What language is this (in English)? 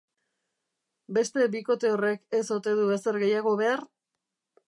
Basque